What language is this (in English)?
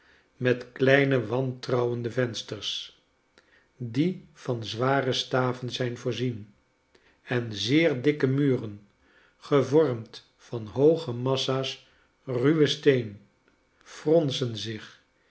Dutch